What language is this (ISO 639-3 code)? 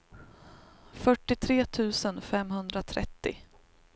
swe